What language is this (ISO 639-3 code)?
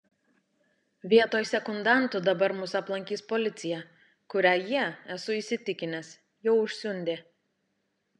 lit